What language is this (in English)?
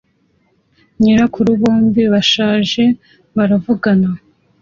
Kinyarwanda